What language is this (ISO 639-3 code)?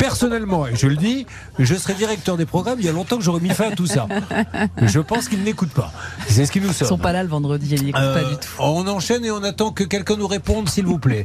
fra